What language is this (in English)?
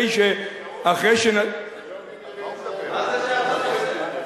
Hebrew